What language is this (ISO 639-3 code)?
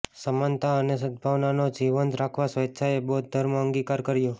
guj